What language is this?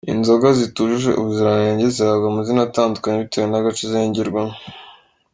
Kinyarwanda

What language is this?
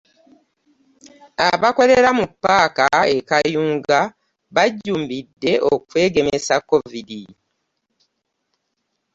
Ganda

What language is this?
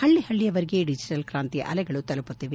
Kannada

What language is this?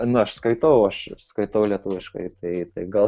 Lithuanian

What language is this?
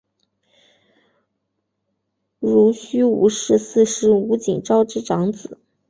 Chinese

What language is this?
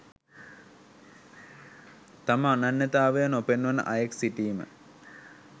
Sinhala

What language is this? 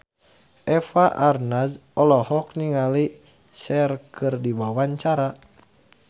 Sundanese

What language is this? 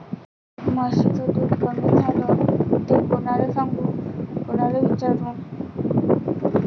Marathi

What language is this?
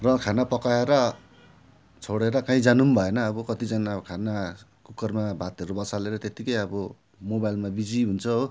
Nepali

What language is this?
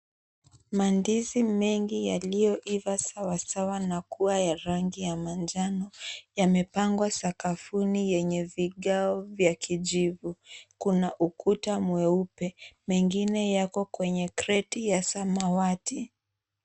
Swahili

